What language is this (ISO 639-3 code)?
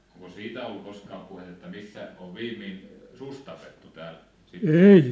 fin